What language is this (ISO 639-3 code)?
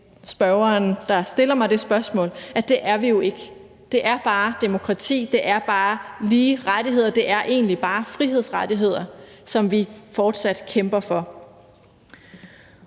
dan